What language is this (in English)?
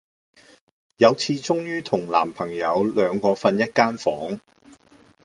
Cantonese